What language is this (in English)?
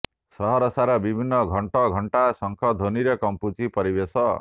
Odia